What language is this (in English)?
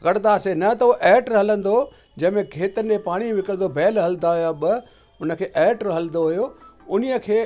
Sindhi